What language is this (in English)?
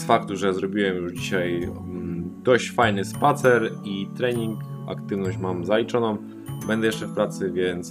Polish